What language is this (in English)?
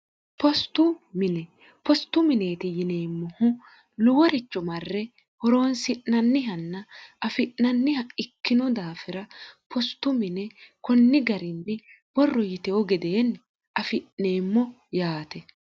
Sidamo